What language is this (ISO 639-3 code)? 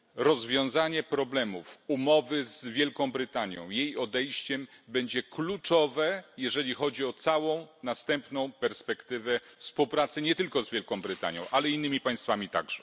pol